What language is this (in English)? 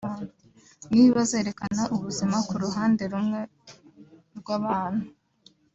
Kinyarwanda